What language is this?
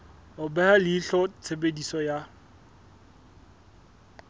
Southern Sotho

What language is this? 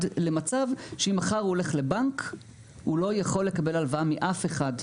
Hebrew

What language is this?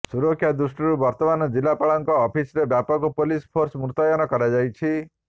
Odia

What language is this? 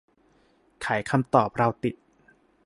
Thai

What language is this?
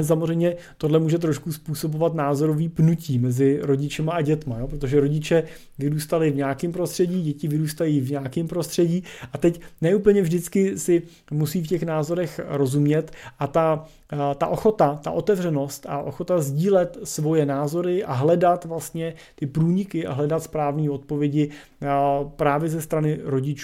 Czech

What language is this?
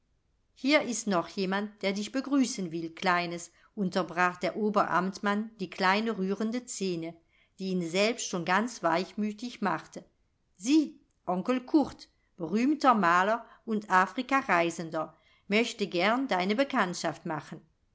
German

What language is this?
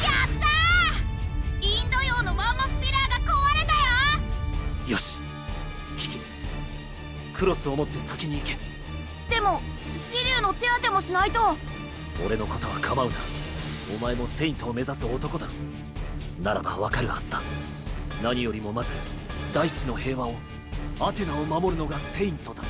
Japanese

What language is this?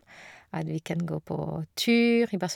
Norwegian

